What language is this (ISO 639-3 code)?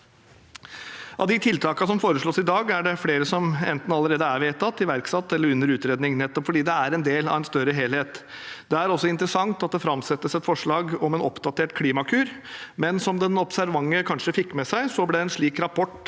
nor